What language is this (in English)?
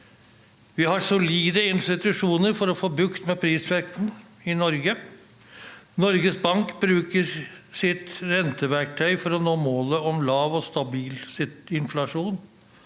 Norwegian